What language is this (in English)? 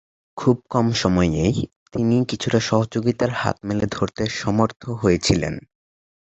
Bangla